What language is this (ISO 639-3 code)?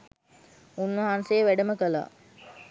sin